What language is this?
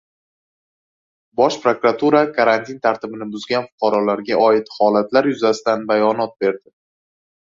Uzbek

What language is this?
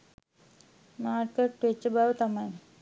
Sinhala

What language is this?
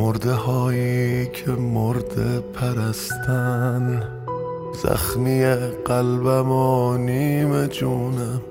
Persian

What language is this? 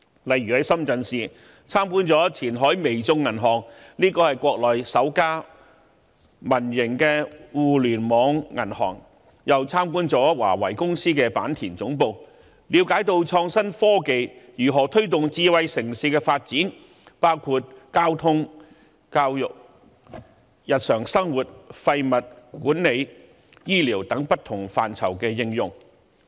Cantonese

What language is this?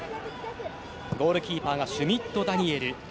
Japanese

